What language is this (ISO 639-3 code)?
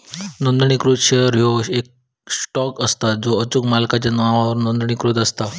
mar